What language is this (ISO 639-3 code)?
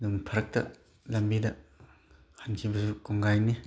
mni